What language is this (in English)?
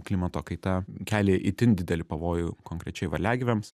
Lithuanian